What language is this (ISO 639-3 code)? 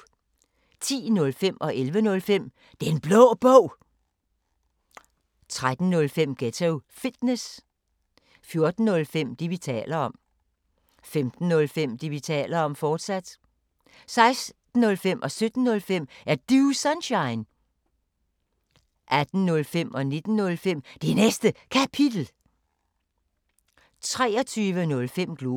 dan